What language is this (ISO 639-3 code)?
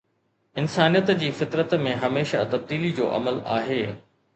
snd